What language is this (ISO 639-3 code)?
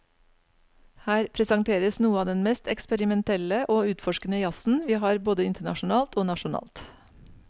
nor